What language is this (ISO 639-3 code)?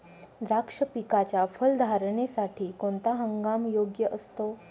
mar